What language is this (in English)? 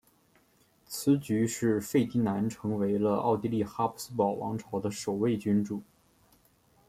Chinese